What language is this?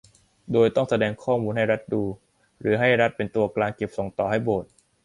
Thai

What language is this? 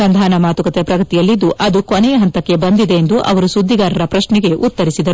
Kannada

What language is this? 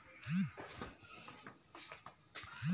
Chhattisgarhi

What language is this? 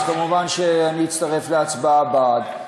Hebrew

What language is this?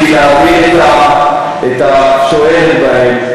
Hebrew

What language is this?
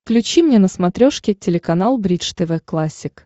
Russian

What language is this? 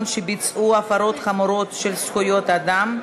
Hebrew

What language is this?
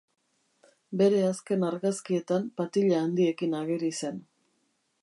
Basque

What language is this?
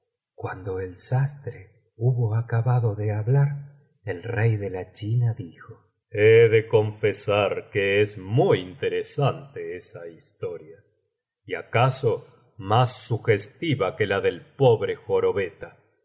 Spanish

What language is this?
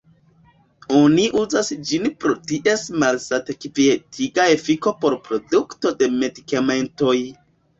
Esperanto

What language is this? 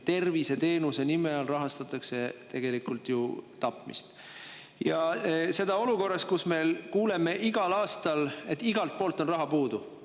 Estonian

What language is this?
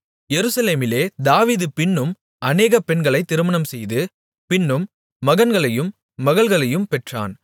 Tamil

